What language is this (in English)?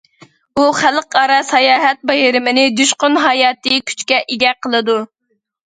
Uyghur